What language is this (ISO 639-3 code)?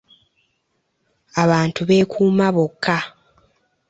lug